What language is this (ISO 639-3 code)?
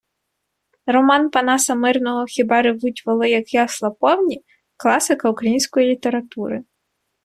ukr